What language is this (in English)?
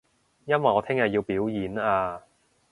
Cantonese